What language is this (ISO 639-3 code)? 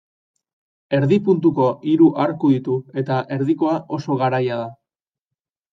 eus